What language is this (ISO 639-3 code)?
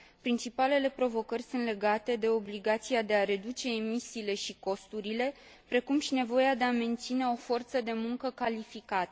ron